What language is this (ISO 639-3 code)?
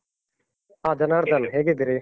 kan